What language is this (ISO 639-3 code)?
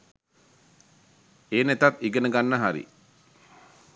sin